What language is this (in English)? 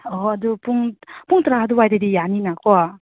Manipuri